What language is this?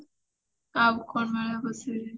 Odia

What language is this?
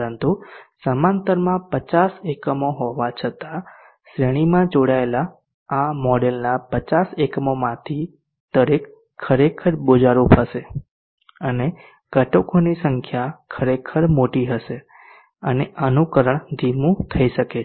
Gujarati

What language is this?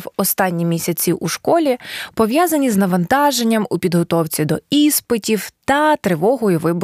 Ukrainian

